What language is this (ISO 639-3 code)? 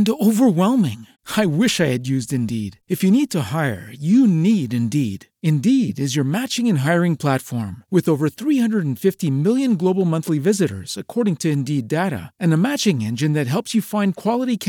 msa